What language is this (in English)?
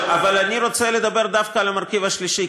Hebrew